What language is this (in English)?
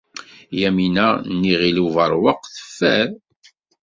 Kabyle